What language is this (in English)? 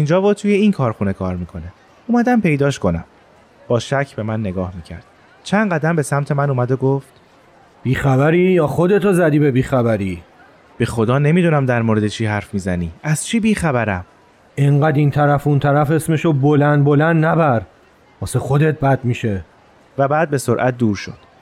Persian